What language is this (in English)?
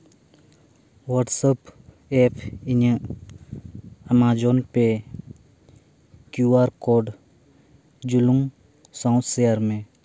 Santali